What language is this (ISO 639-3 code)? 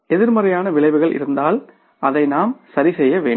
tam